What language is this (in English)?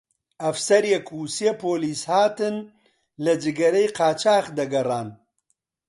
Central Kurdish